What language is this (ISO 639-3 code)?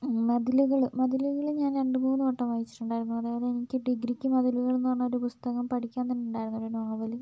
mal